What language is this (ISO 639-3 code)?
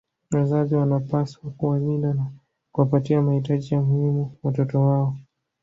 swa